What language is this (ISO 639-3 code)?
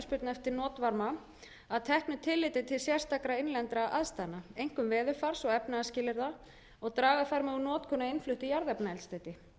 isl